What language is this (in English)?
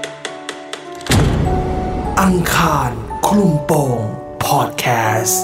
Thai